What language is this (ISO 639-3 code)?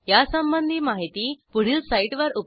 mar